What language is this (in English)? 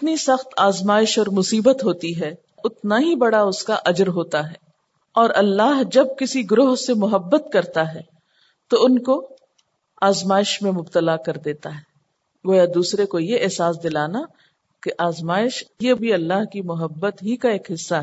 Urdu